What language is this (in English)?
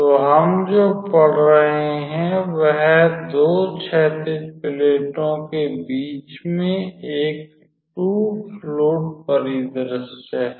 Hindi